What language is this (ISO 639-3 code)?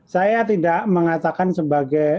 ind